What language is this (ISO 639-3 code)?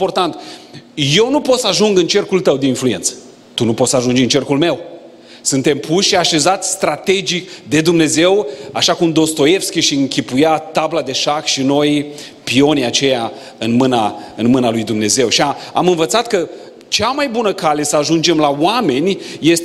ron